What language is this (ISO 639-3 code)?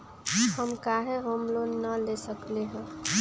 mag